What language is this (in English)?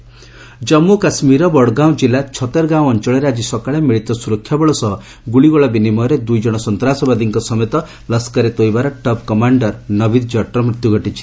Odia